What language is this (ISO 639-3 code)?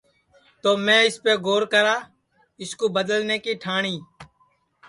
ssi